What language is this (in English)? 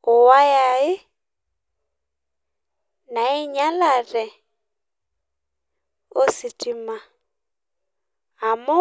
Masai